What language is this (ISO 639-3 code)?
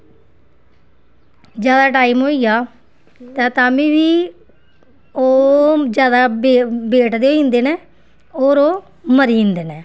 doi